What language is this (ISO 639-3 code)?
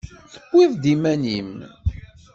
kab